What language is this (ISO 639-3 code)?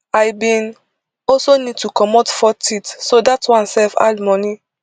pcm